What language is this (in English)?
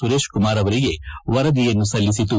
Kannada